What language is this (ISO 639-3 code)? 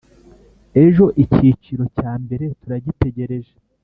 kin